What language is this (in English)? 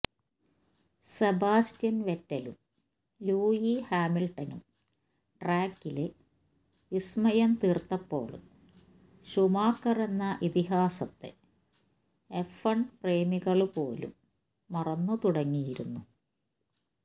Malayalam